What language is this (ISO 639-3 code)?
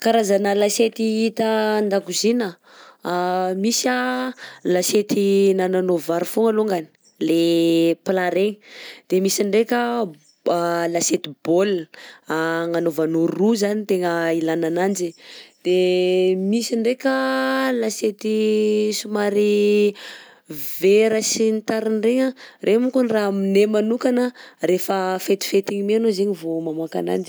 bzc